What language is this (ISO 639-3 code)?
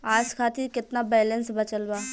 bho